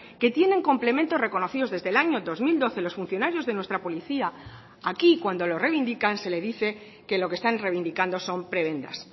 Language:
Spanish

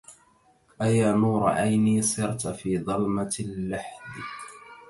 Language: Arabic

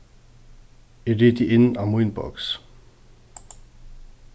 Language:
Faroese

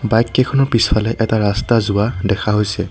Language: Assamese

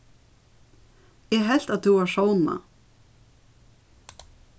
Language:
Faroese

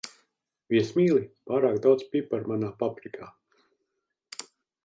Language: Latvian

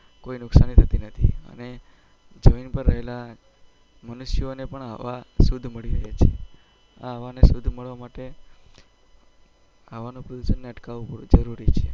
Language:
Gujarati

